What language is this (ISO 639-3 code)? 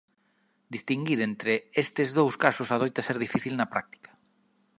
glg